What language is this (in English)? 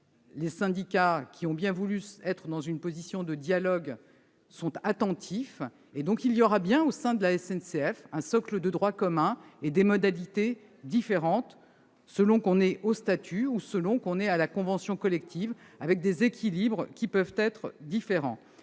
French